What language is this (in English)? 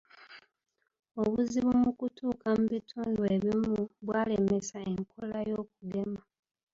Ganda